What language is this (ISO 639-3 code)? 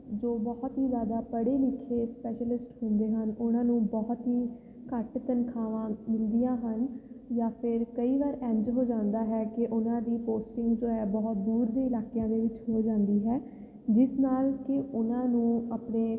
pan